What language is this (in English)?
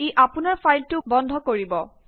Assamese